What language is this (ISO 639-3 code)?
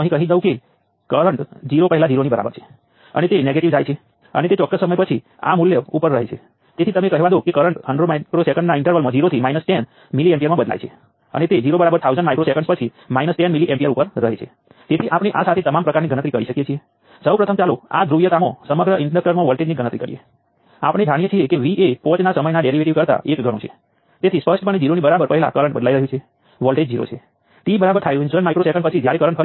guj